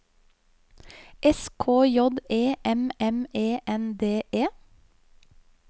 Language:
Norwegian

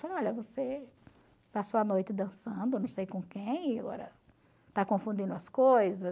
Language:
Portuguese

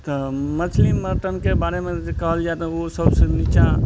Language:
Maithili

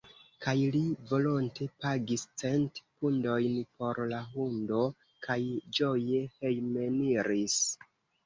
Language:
Esperanto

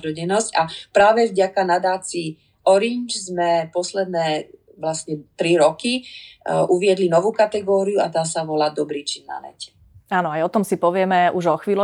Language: Slovak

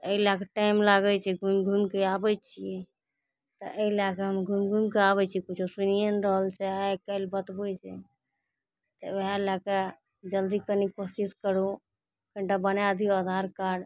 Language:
Maithili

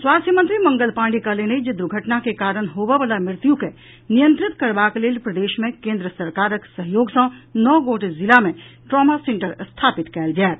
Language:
Maithili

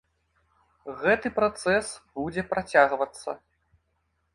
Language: Belarusian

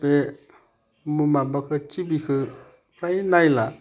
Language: Bodo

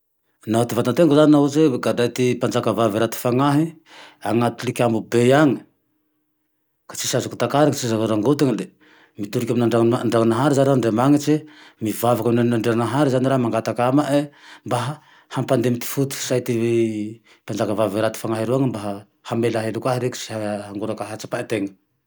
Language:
Tandroy-Mahafaly Malagasy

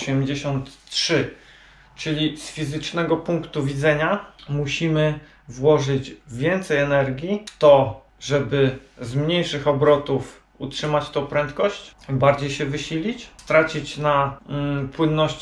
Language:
Polish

